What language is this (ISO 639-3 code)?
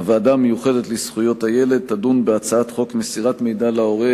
heb